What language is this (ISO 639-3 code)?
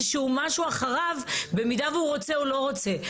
heb